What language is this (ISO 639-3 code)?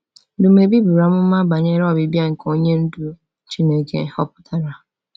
ibo